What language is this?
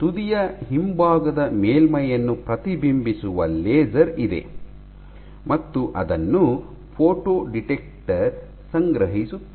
Kannada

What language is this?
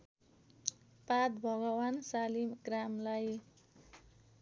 Nepali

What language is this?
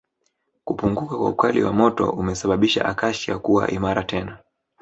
Swahili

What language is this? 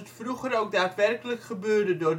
Dutch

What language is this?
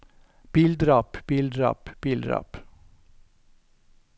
Norwegian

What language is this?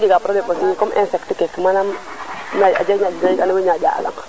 Serer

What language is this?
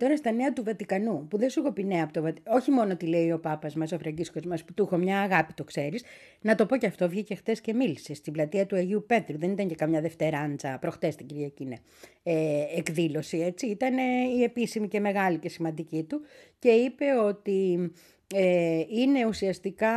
Greek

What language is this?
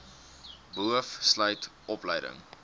Afrikaans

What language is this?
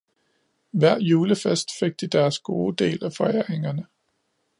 Danish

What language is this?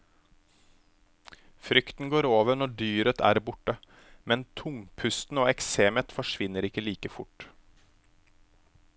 Norwegian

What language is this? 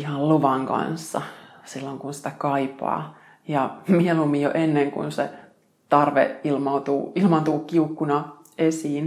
Finnish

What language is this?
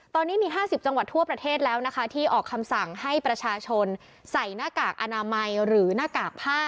Thai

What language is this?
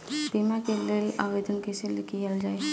Bhojpuri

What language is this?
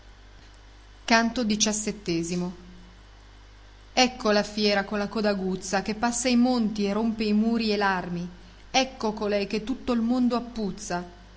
Italian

